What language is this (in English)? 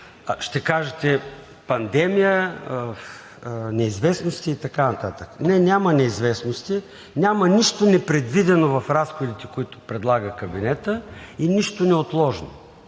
Bulgarian